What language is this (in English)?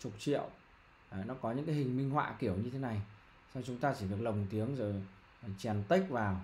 Vietnamese